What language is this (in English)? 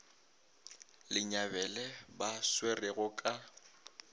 Northern Sotho